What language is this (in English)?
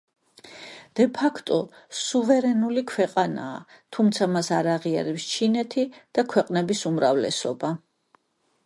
Georgian